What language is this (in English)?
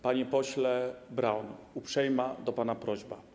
Polish